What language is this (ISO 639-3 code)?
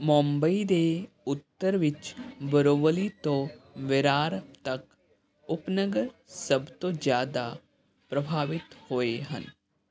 pan